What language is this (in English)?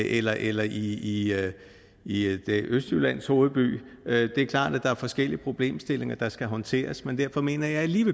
Danish